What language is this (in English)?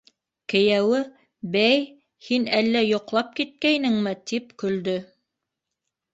Bashkir